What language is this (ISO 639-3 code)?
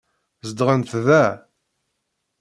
kab